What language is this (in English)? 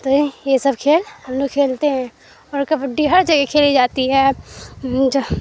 Urdu